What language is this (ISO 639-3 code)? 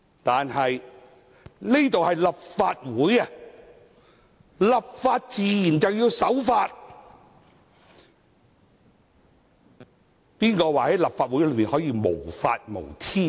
yue